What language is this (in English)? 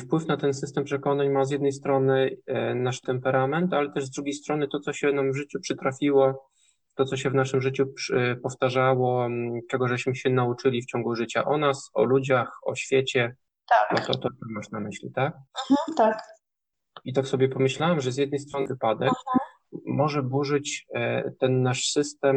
Polish